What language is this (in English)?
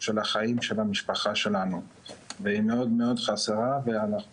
Hebrew